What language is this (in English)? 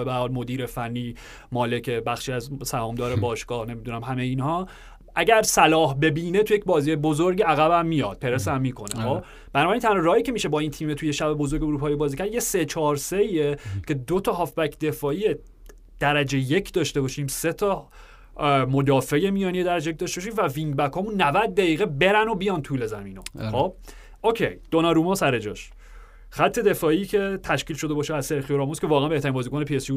Persian